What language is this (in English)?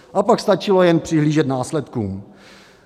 Czech